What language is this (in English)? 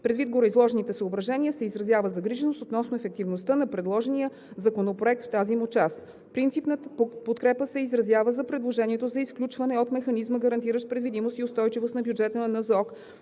Bulgarian